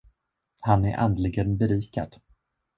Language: Swedish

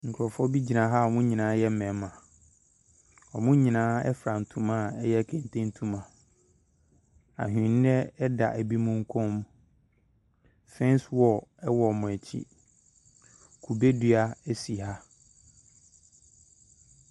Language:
Akan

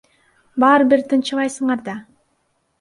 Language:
Kyrgyz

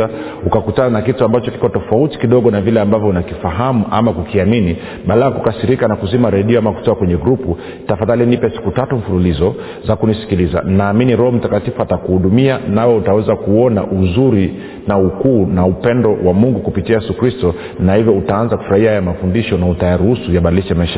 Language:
Swahili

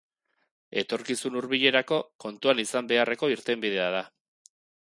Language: Basque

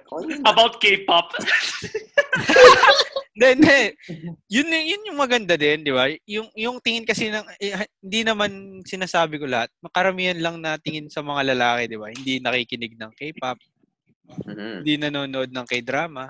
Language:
Filipino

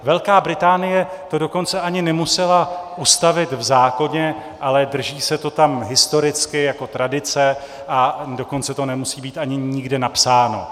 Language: Czech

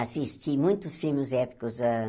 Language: Portuguese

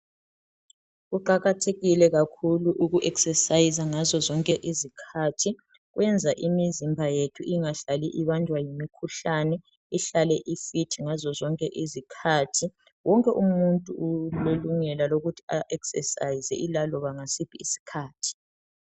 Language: North Ndebele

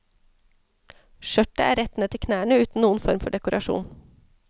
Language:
Norwegian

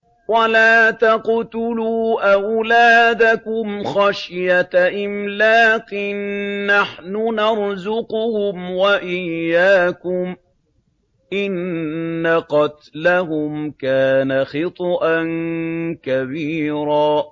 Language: Arabic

